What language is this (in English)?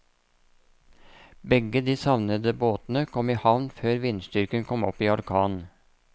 Norwegian